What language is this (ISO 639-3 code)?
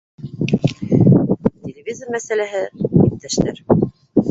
bak